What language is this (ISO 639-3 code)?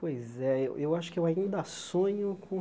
por